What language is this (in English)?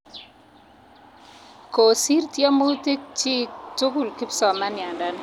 Kalenjin